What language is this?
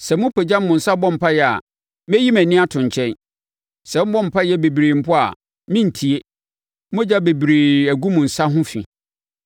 Akan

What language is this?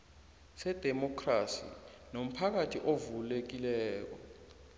South Ndebele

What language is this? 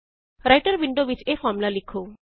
Punjabi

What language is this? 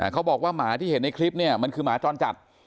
Thai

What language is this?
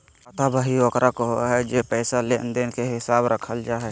Magahi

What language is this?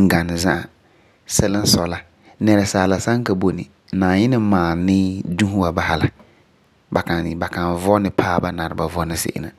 Frafra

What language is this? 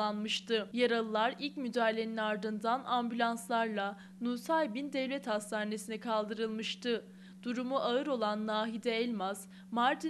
Turkish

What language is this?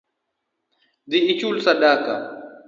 Luo (Kenya and Tanzania)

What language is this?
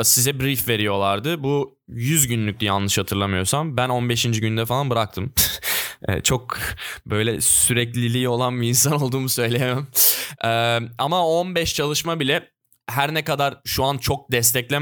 Turkish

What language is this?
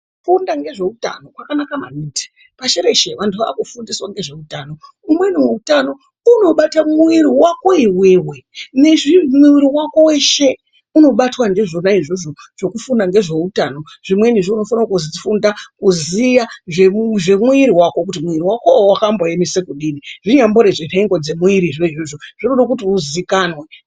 Ndau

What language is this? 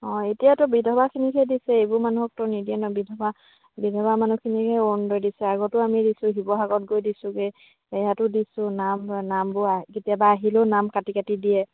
Assamese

